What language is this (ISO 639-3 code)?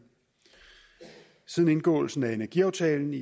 dan